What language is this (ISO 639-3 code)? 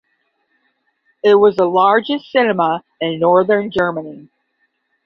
eng